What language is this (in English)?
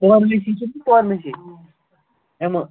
Kashmiri